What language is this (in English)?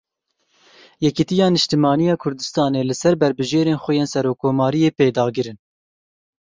Kurdish